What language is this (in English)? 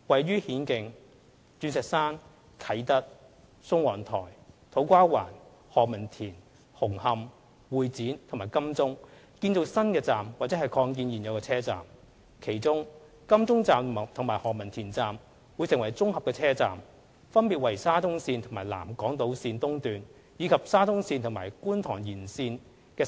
Cantonese